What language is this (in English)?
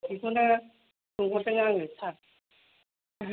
Bodo